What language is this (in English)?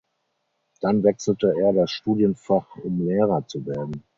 German